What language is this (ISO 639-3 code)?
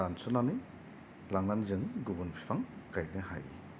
brx